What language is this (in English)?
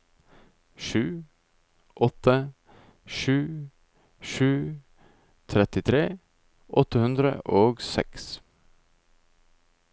Norwegian